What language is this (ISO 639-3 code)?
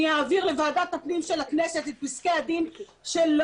heb